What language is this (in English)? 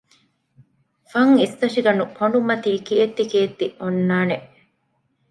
Divehi